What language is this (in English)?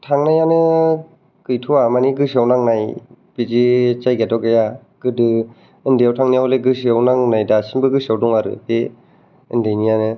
Bodo